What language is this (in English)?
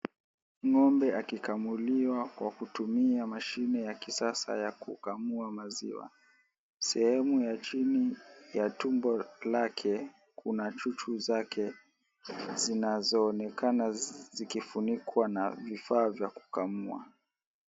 Swahili